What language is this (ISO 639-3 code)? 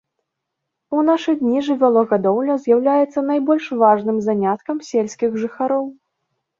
bel